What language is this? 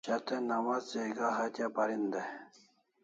Kalasha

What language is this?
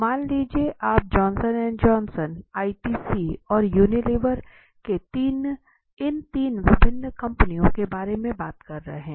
Hindi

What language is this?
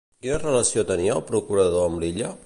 Catalan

